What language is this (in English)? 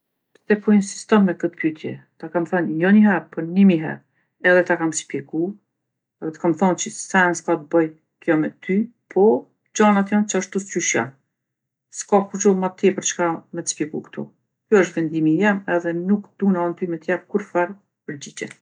Gheg Albanian